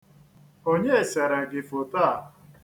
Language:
Igbo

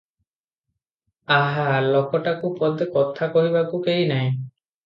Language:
Odia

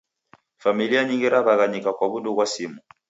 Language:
Taita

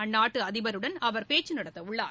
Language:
Tamil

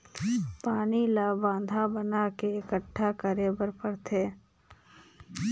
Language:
Chhattisgarhi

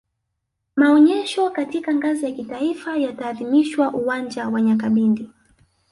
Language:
Swahili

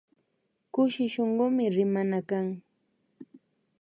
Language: Imbabura Highland Quichua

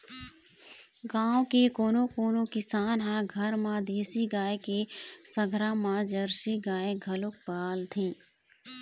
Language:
Chhattisgarhi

